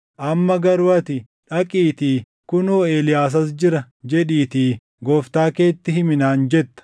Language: Oromo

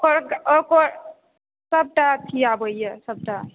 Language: Maithili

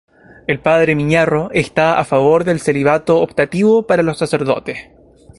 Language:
Spanish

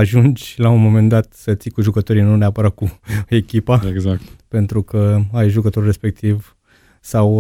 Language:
Romanian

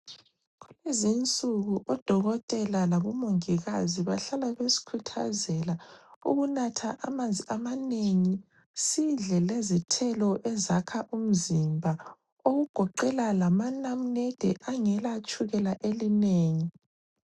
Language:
North Ndebele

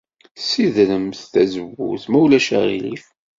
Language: Kabyle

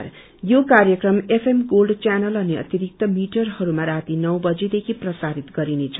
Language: Nepali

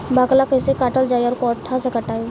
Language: Bhojpuri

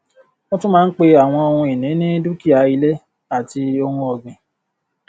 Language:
Yoruba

